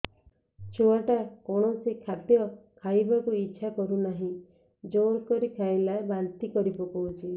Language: Odia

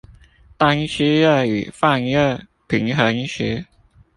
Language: Chinese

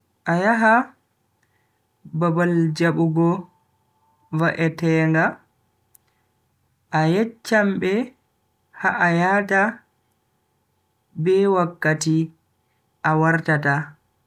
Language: Bagirmi Fulfulde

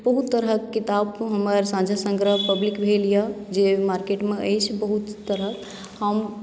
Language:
Maithili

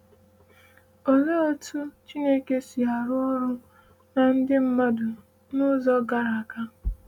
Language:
Igbo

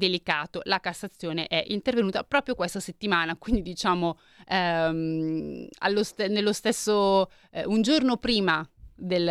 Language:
Italian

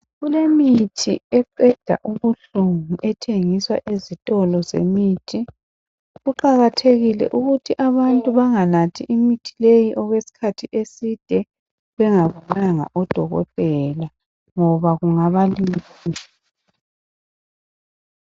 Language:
North Ndebele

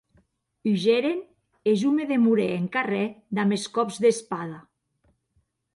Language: Occitan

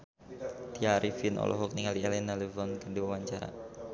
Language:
Sundanese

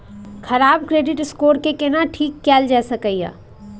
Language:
Maithili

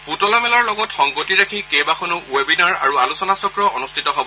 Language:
Assamese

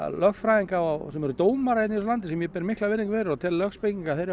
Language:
Icelandic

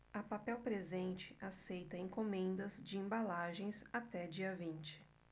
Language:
Portuguese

